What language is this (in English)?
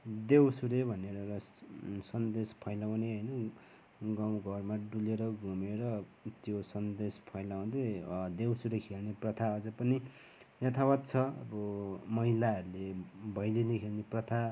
Nepali